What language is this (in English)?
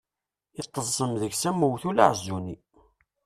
Kabyle